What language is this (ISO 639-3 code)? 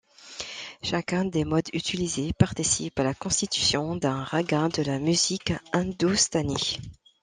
fra